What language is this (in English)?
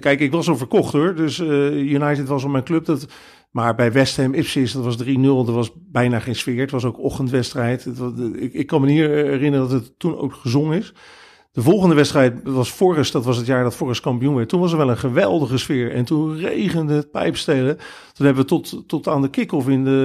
Dutch